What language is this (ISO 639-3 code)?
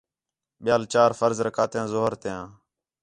xhe